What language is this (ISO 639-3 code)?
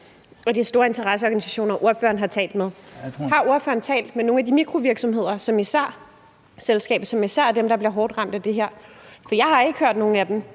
dan